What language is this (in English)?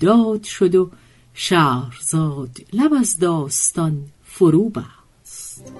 Persian